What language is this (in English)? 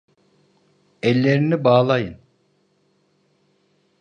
Turkish